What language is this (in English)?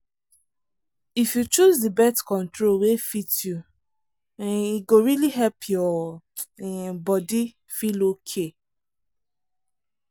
Nigerian Pidgin